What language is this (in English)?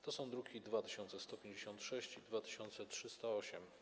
Polish